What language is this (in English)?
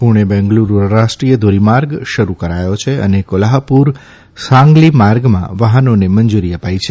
Gujarati